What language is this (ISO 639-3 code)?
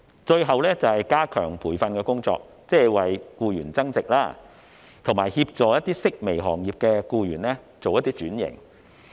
yue